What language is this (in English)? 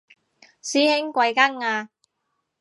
Cantonese